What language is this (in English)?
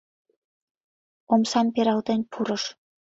Mari